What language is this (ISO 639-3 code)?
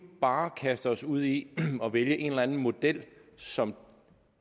dan